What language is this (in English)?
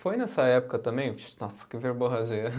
Portuguese